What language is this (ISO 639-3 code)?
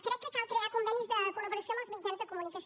cat